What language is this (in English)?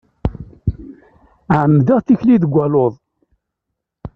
Kabyle